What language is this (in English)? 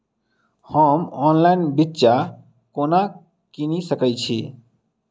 Maithili